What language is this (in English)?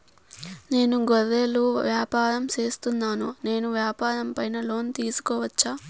Telugu